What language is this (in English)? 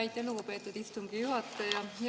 Estonian